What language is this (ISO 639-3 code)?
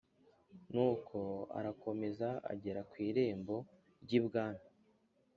kin